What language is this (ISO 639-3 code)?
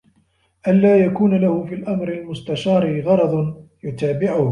ara